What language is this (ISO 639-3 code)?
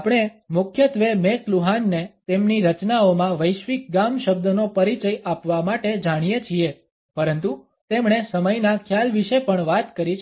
guj